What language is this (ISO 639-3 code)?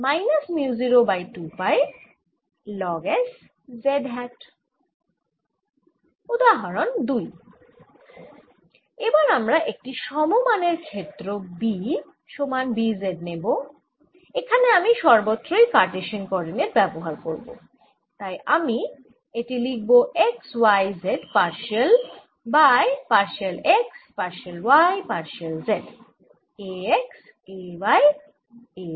ben